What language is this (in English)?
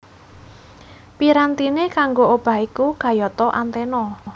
Javanese